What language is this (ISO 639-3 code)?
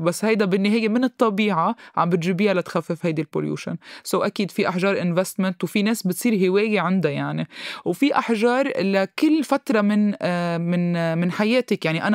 ara